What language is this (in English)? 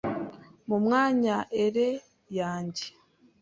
Kinyarwanda